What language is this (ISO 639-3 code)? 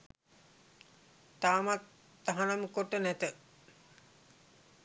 sin